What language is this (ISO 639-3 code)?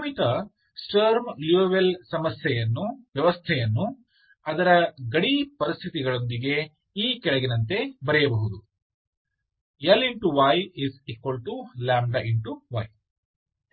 kan